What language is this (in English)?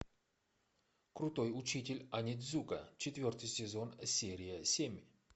Russian